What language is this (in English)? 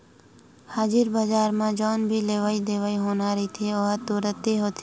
Chhattisgarhi